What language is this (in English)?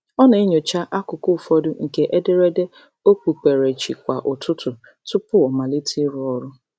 Igbo